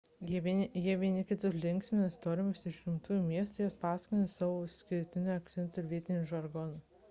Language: Lithuanian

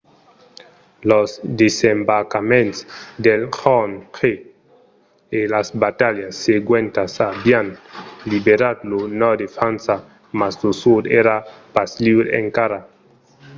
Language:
Occitan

